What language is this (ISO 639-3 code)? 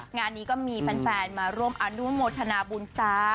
tha